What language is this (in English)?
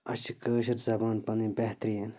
Kashmiri